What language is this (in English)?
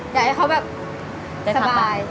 Thai